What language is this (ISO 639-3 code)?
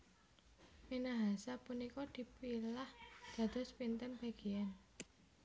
jav